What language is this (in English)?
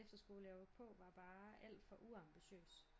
Danish